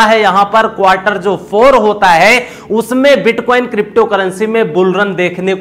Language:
Hindi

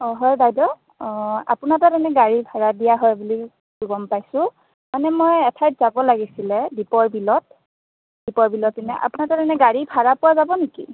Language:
Assamese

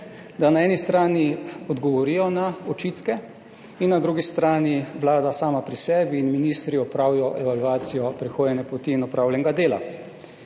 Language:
Slovenian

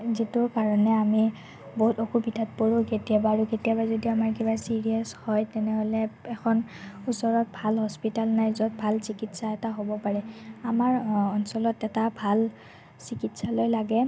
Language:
Assamese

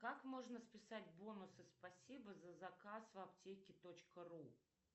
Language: Russian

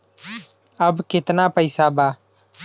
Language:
Bhojpuri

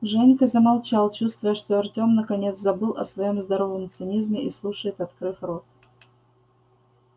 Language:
Russian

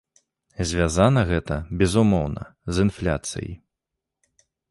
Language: Belarusian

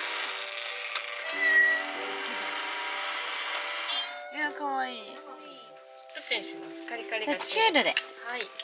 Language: Japanese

